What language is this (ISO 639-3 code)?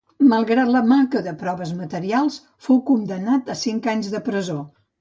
cat